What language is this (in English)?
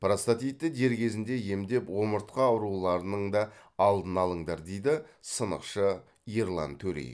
Kazakh